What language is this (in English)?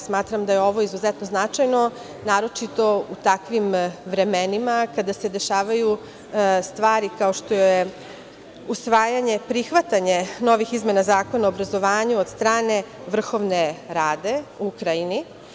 Serbian